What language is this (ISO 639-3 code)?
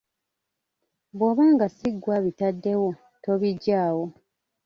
lug